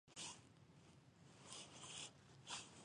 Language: Yoruba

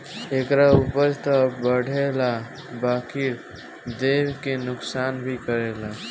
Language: Bhojpuri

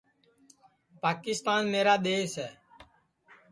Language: Sansi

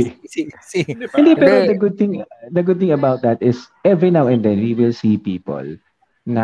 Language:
Filipino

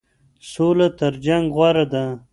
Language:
Pashto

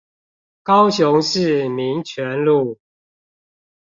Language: Chinese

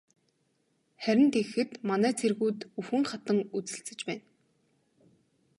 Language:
Mongolian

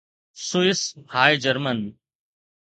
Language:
Sindhi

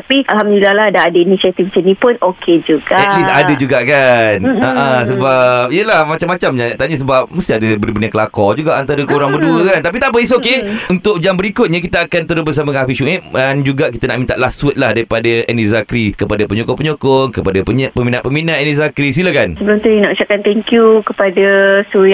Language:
Malay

